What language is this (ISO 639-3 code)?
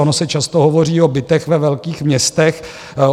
ces